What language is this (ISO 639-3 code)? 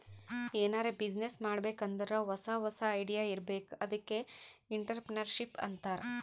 kan